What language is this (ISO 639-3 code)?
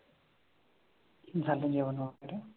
mar